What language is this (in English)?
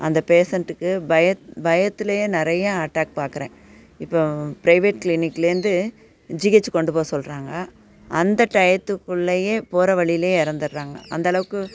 Tamil